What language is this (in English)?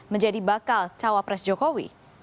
Indonesian